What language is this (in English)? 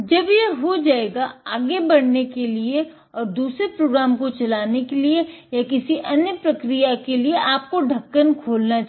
Hindi